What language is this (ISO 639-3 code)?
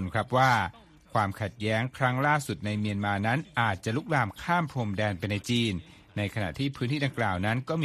tha